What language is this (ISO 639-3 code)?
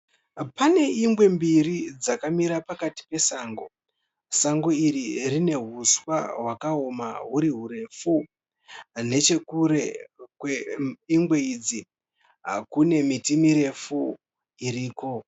sna